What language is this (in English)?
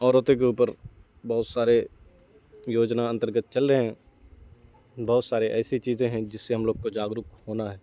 Urdu